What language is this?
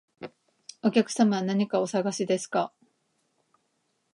Japanese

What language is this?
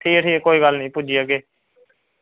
Dogri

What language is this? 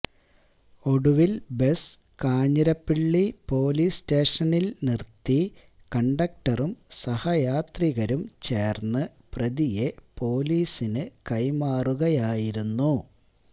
Malayalam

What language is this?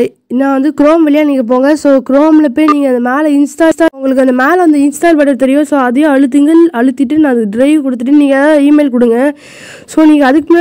Korean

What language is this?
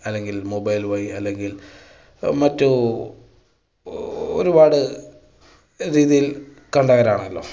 Malayalam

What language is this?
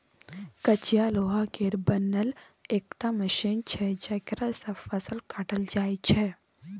Maithili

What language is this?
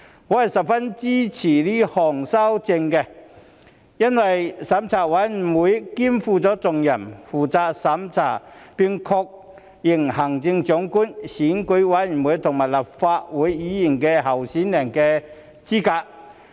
Cantonese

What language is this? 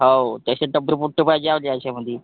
Marathi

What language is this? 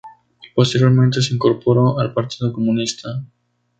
Spanish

